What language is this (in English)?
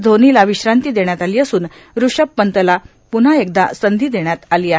Marathi